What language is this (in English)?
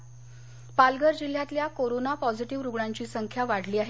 Marathi